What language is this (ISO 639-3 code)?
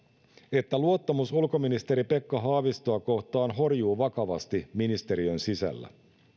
fin